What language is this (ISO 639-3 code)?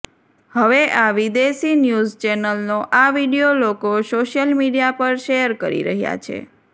guj